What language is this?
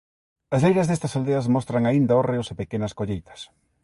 Galician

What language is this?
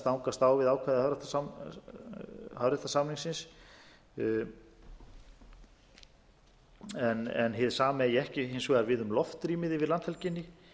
Icelandic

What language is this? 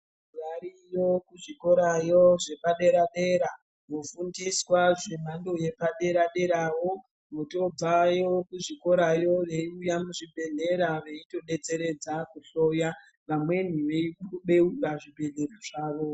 Ndau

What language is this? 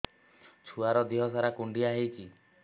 Odia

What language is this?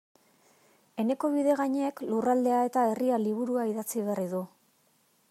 Basque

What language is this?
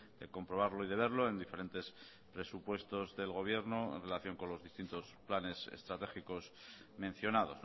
Spanish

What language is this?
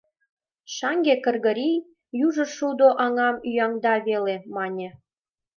Mari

